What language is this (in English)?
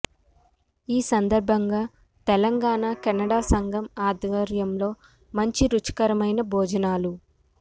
Telugu